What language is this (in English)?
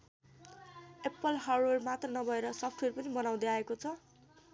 Nepali